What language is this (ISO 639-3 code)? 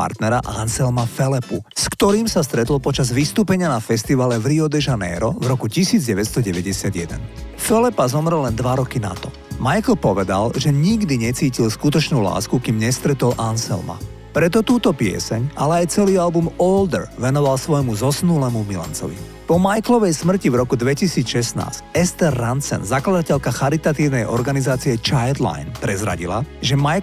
slk